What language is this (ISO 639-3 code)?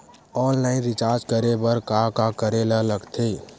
hne